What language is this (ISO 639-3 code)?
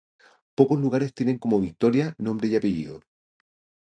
spa